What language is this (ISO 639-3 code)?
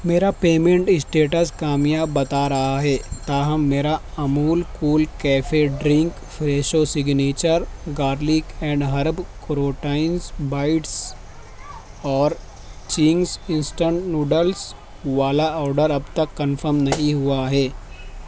urd